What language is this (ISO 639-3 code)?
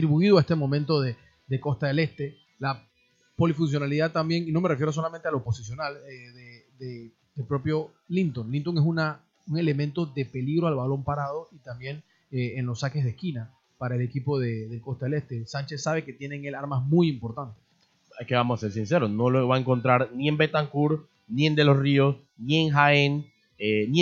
spa